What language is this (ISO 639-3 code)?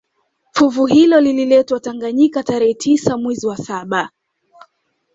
swa